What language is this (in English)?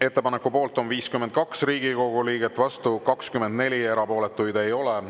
Estonian